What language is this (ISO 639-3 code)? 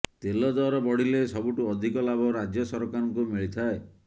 ori